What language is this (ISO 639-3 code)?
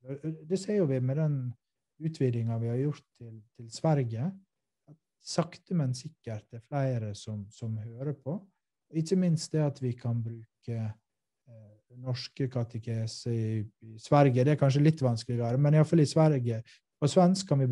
swe